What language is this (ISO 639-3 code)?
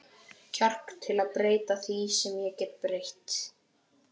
isl